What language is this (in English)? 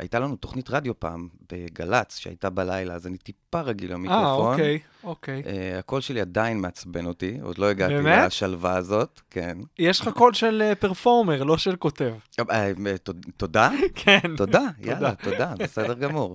Hebrew